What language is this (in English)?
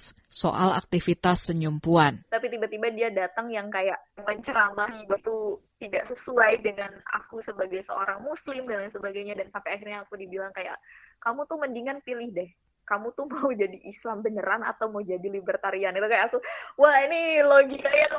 Indonesian